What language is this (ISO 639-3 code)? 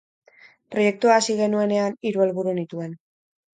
eus